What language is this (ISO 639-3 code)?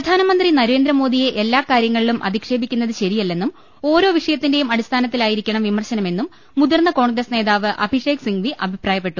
mal